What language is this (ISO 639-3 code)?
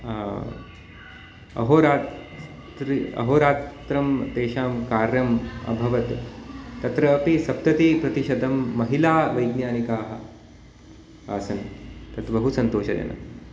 san